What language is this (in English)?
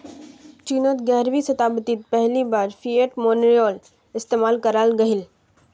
Magahi